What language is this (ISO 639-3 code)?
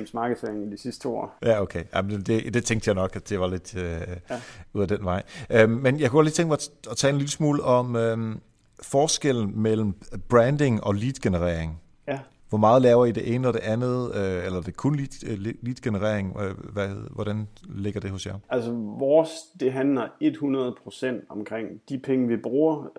dan